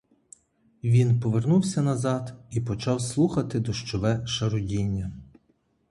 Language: Ukrainian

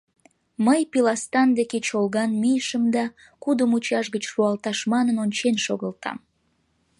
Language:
Mari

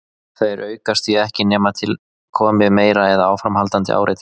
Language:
Icelandic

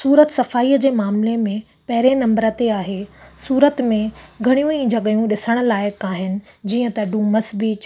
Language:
Sindhi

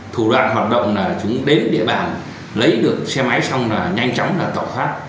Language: Vietnamese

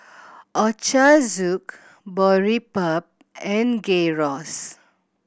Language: English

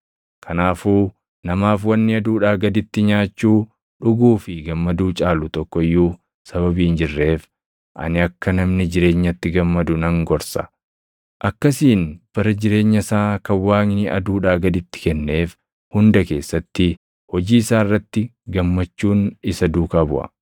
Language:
Oromo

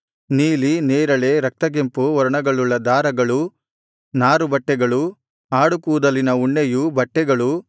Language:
Kannada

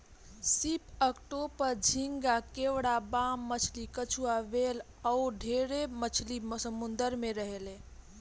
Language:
Bhojpuri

